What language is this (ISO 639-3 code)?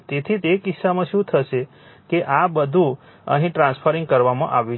guj